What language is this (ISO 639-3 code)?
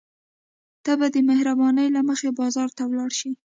pus